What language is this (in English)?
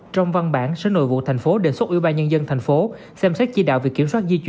Vietnamese